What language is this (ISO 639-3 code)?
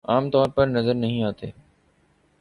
urd